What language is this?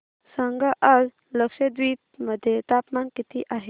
Marathi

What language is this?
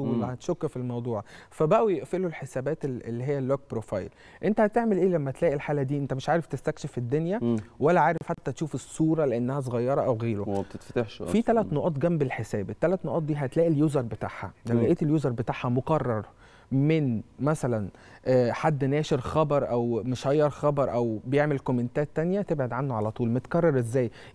Arabic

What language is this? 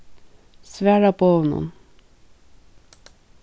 Faroese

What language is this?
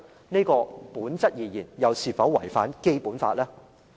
Cantonese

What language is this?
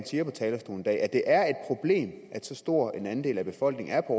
Danish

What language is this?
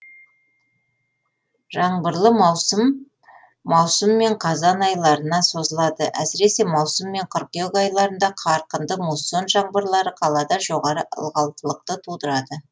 Kazakh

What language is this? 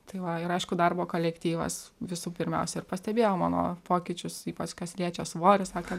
Lithuanian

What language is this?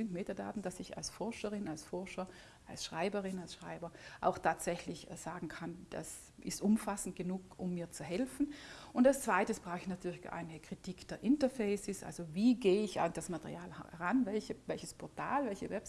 German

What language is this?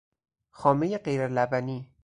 Persian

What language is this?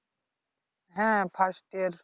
Bangla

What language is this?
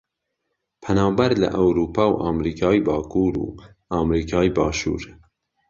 Central Kurdish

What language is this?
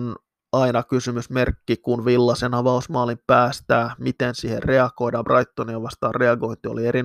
Finnish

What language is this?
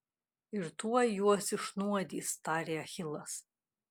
Lithuanian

